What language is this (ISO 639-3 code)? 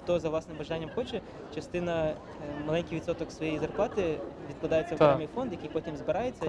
ukr